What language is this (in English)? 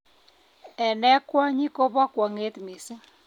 Kalenjin